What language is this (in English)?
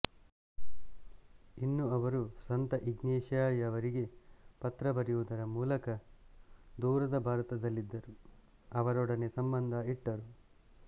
Kannada